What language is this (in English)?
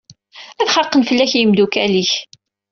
Kabyle